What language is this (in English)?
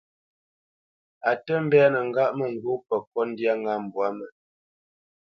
Bamenyam